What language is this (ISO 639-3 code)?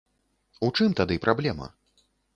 bel